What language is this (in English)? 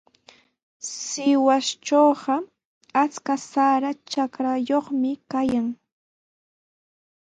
Sihuas Ancash Quechua